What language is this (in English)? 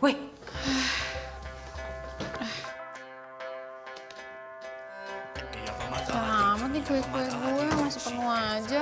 Indonesian